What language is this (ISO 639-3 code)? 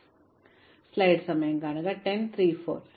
mal